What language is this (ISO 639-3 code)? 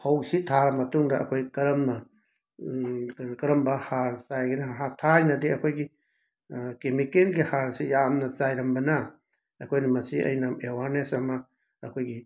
mni